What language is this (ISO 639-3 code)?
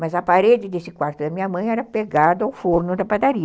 por